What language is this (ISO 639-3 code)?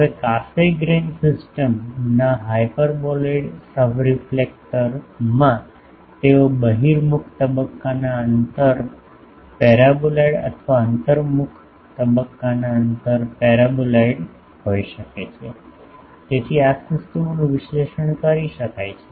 guj